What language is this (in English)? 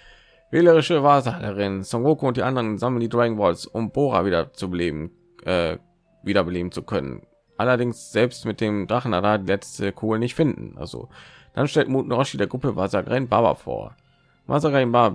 German